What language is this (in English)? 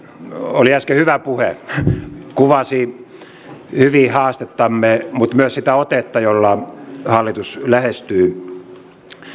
Finnish